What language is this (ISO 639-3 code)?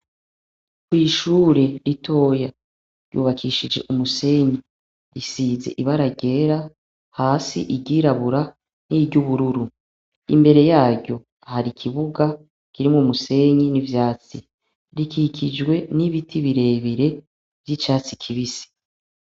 run